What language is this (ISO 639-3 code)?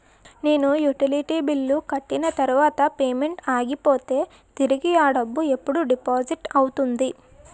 tel